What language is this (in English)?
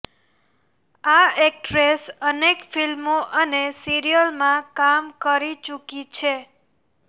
Gujarati